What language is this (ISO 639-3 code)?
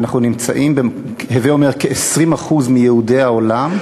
heb